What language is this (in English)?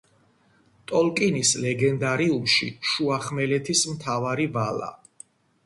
Georgian